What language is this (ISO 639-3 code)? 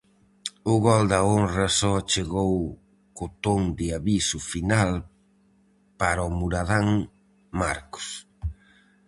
glg